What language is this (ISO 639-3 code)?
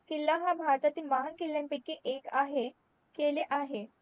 mar